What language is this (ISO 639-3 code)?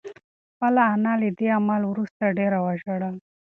pus